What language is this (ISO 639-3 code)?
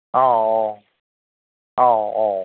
brx